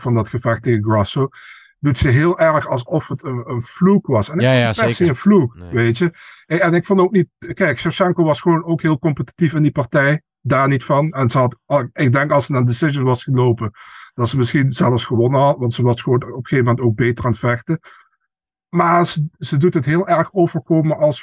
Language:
Dutch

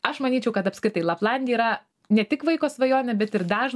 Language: Lithuanian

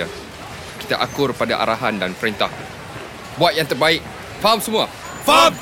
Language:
Malay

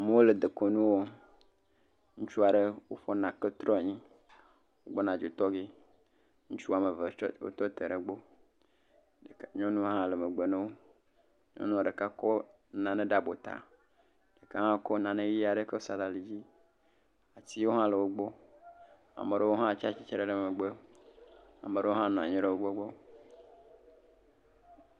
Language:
Ewe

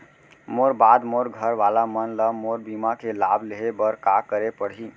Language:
Chhattisgarhi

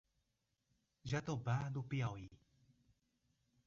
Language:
Portuguese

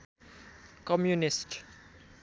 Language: Nepali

